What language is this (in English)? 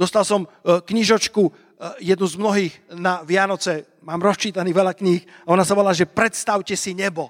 Slovak